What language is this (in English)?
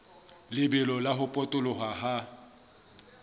Southern Sotho